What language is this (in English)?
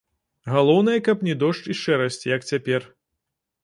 Belarusian